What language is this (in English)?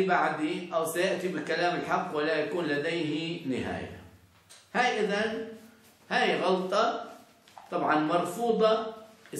Arabic